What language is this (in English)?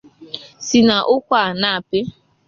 Igbo